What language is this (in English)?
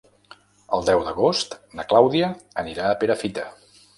Catalan